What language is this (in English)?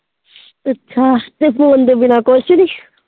Punjabi